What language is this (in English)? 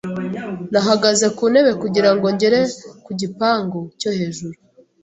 Kinyarwanda